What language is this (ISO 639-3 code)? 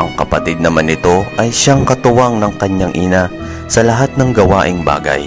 fil